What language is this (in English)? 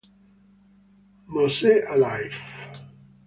Italian